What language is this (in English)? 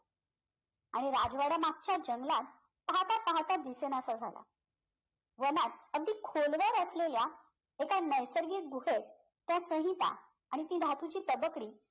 Marathi